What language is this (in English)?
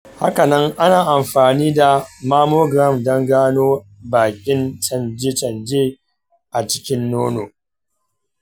Hausa